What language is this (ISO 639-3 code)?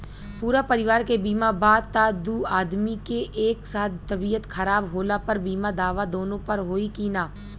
bho